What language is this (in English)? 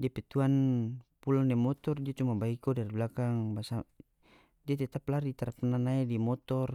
North Moluccan Malay